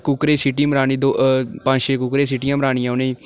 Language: Dogri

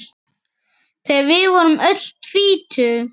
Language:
Icelandic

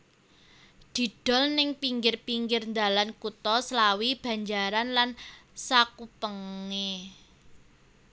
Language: Javanese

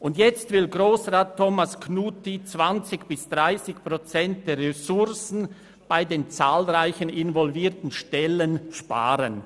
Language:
Swiss German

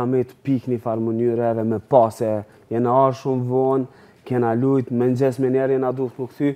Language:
Romanian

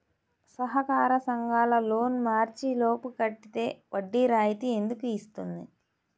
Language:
Telugu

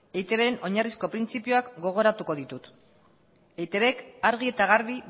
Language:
Basque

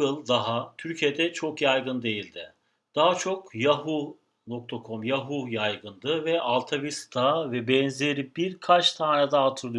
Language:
Turkish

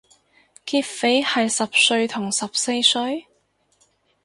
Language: Cantonese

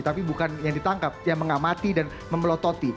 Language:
Indonesian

